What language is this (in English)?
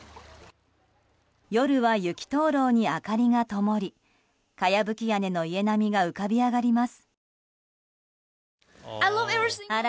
Japanese